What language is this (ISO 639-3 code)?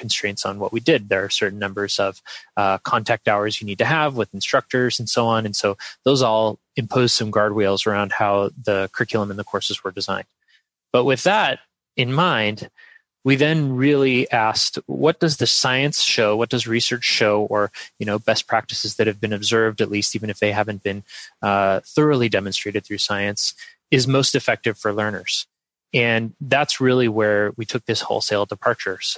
eng